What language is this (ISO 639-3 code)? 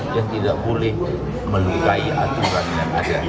ind